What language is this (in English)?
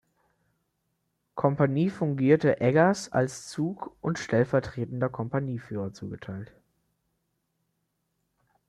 German